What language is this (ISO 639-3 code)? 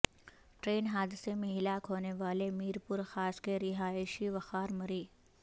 urd